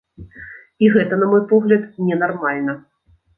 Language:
Belarusian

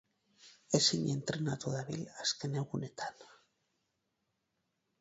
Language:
Basque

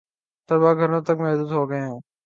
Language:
Urdu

